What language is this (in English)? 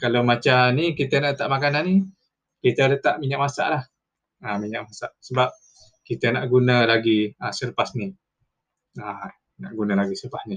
Malay